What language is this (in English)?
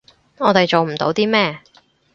Cantonese